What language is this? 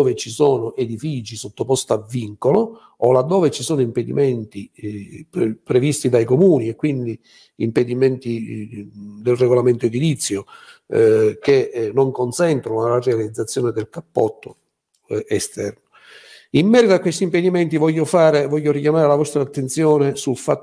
Italian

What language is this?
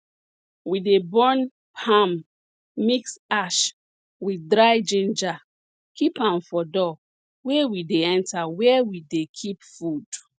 Nigerian Pidgin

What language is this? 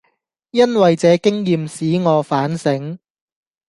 Cantonese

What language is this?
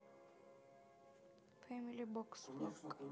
Russian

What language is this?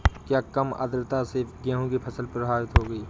Hindi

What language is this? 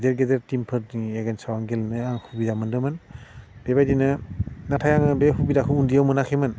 Bodo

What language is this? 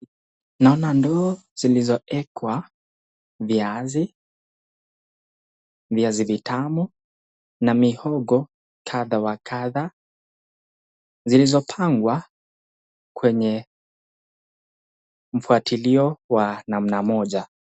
Swahili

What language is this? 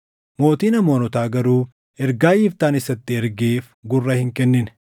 Oromo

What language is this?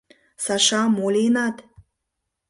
Mari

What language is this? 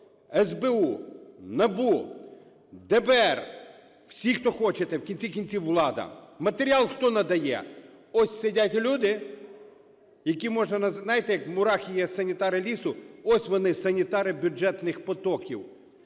Ukrainian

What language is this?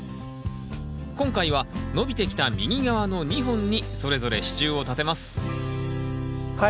Japanese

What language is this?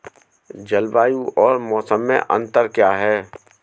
Hindi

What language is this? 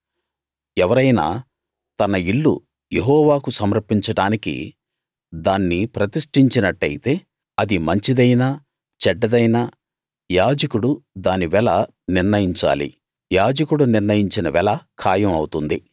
Telugu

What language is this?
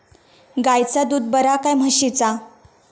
Marathi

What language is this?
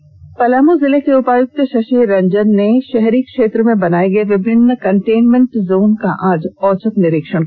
Hindi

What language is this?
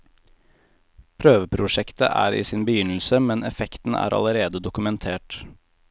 Norwegian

